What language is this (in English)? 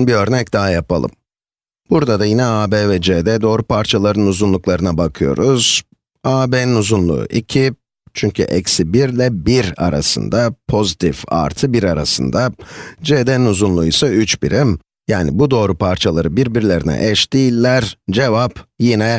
Turkish